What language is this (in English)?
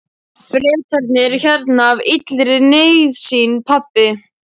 Icelandic